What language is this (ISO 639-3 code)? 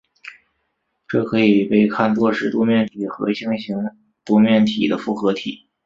zho